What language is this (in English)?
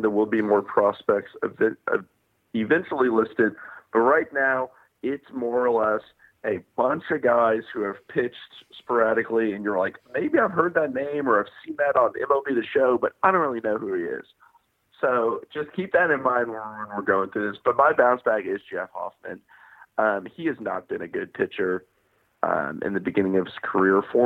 English